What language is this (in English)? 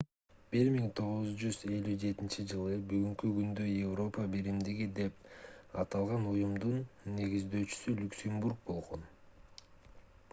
Kyrgyz